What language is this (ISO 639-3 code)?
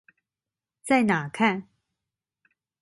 zho